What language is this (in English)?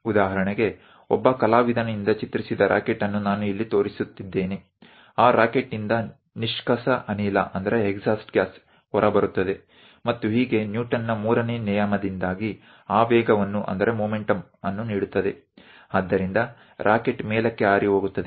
Kannada